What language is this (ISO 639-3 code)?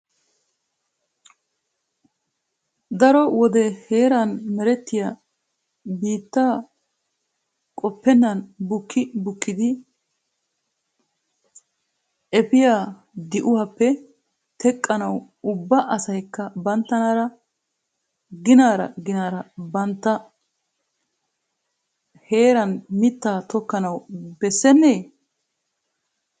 wal